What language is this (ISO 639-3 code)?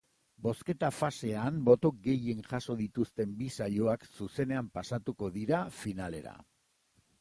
eus